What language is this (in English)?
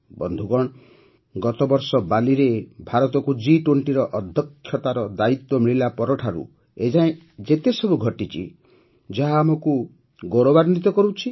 Odia